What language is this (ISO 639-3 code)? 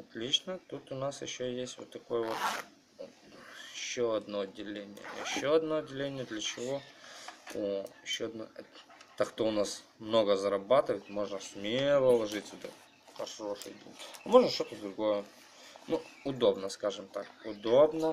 rus